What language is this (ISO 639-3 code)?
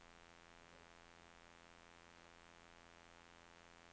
nor